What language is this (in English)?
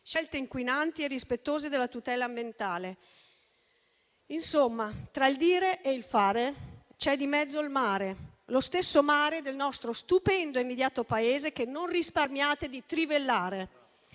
Italian